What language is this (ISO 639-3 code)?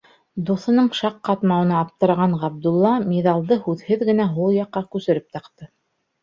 bak